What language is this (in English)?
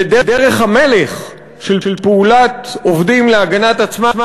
Hebrew